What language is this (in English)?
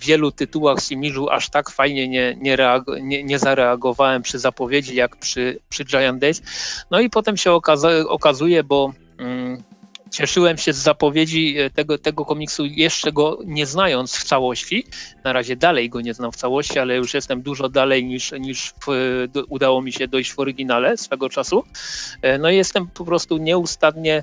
Polish